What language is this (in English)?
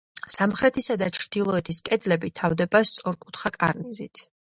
Georgian